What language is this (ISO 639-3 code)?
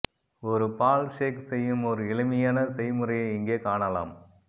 tam